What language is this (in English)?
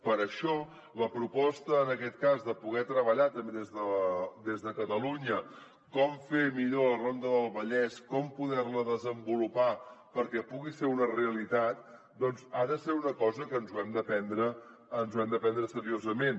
Catalan